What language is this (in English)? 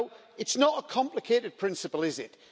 English